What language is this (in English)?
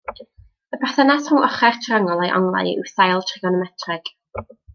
Welsh